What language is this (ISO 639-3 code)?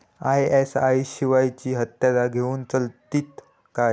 mar